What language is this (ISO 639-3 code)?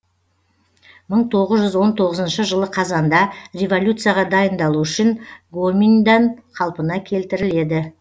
kaz